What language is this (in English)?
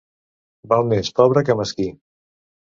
Catalan